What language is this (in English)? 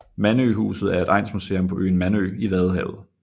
Danish